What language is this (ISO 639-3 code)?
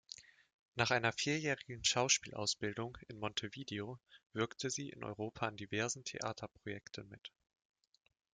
deu